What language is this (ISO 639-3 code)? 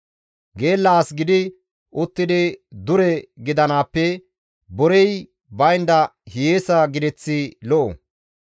gmv